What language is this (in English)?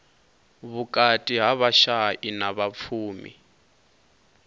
Venda